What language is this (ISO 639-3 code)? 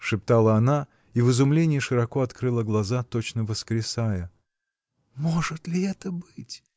rus